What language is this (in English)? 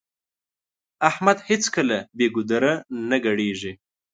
Pashto